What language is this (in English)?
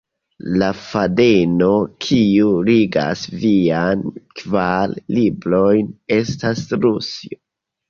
Esperanto